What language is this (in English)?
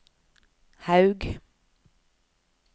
Norwegian